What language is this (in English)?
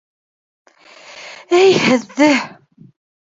Bashkir